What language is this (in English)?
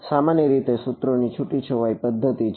Gujarati